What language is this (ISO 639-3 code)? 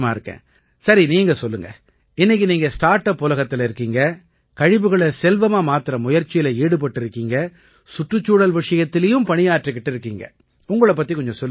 tam